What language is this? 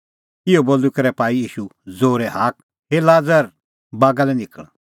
Kullu Pahari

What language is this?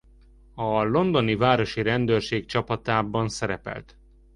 Hungarian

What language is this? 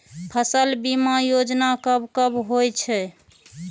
Maithili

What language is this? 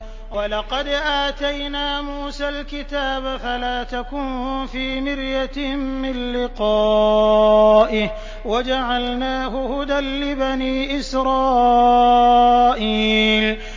Arabic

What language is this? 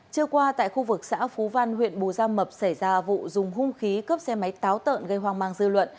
Vietnamese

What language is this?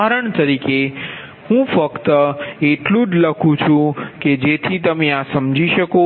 Gujarati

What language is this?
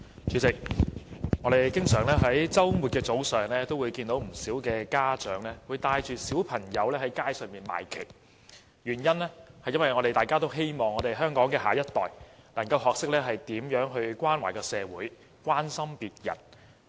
Cantonese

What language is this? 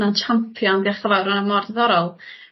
Welsh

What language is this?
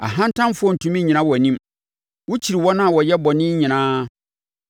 Akan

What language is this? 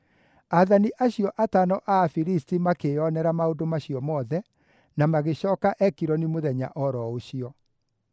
Kikuyu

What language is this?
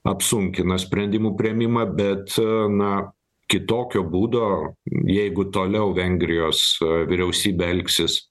Lithuanian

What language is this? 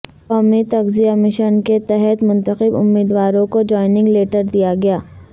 Urdu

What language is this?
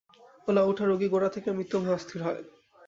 Bangla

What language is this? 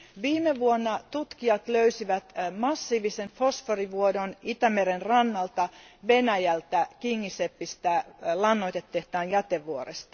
Finnish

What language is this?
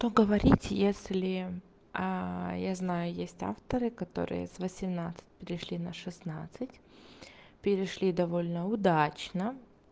Russian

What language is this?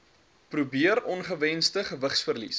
Afrikaans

